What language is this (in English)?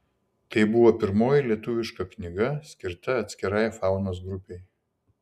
Lithuanian